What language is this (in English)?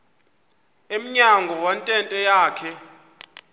Xhosa